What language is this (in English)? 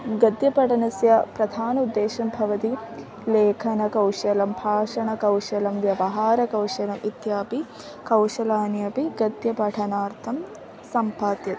Sanskrit